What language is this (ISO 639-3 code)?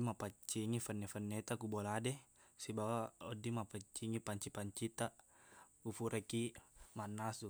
bug